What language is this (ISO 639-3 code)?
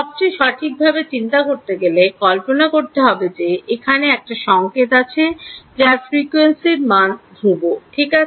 ben